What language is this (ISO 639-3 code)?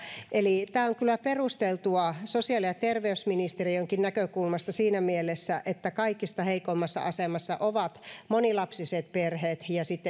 fin